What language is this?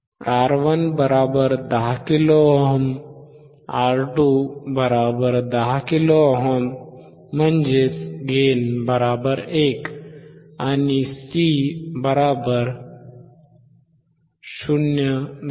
Marathi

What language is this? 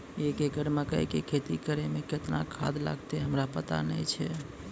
Maithili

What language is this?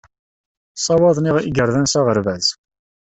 Kabyle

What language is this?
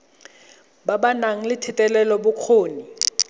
Tswana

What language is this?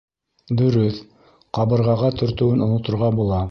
Bashkir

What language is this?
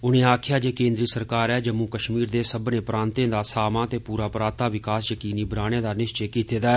Dogri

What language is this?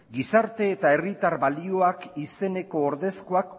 Basque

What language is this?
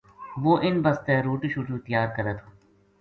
Gujari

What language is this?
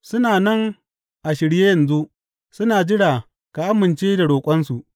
Hausa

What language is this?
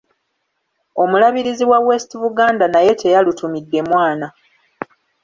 Ganda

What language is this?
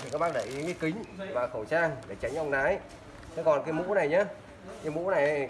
Vietnamese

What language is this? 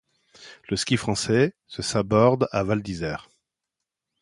French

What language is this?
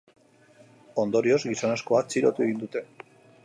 Basque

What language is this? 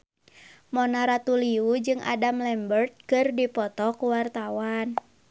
Sundanese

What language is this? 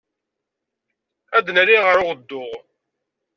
Kabyle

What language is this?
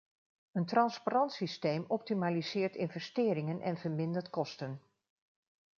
Dutch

